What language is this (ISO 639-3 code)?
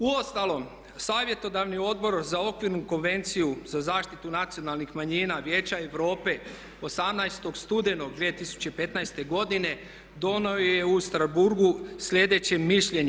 hrv